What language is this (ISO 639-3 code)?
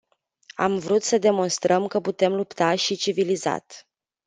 ron